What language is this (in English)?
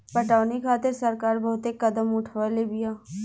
Bhojpuri